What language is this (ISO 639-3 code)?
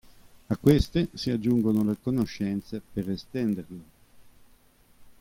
ita